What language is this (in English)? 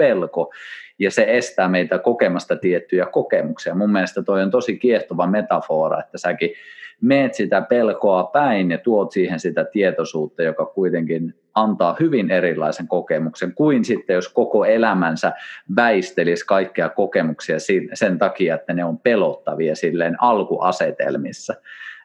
Finnish